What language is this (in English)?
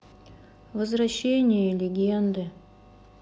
Russian